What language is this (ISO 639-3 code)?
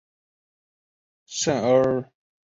zho